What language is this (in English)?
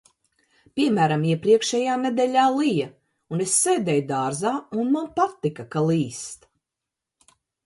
Latvian